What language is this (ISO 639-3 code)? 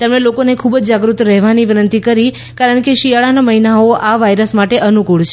guj